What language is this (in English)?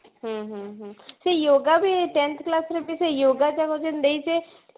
Odia